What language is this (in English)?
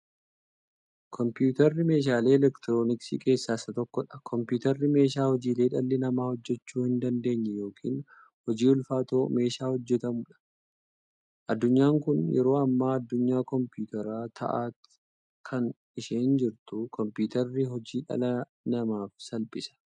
Oromo